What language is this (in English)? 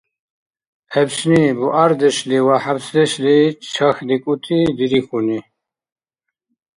Dargwa